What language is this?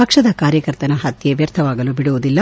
Kannada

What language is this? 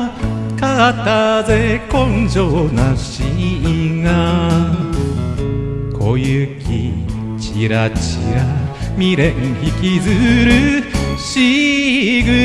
Japanese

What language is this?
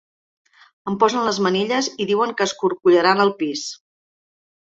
Catalan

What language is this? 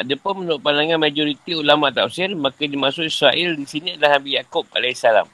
Malay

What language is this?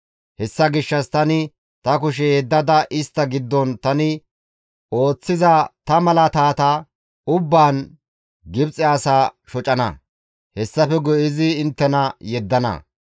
Gamo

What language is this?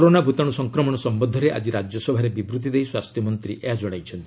Odia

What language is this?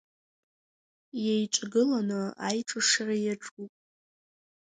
Abkhazian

